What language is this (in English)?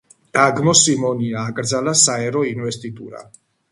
Georgian